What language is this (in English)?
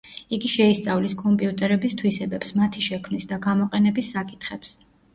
Georgian